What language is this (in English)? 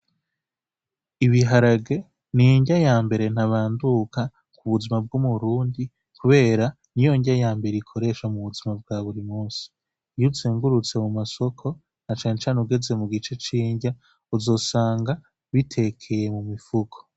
Rundi